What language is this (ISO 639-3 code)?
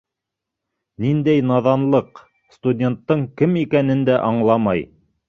bak